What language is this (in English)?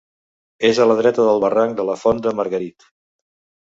Catalan